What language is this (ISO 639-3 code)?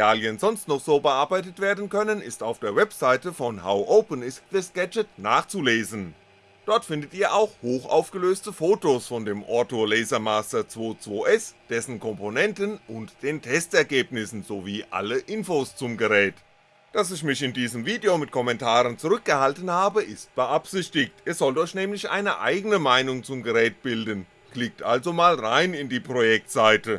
deu